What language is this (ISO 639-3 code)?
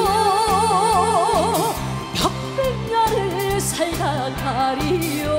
kor